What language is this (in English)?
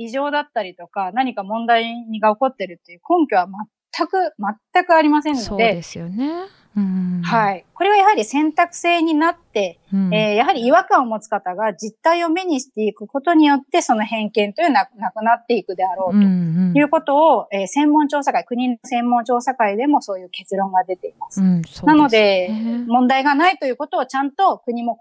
Japanese